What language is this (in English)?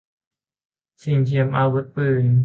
Thai